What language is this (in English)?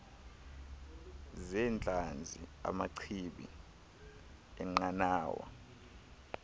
Xhosa